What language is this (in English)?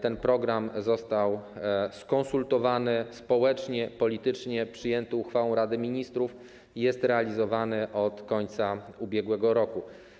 Polish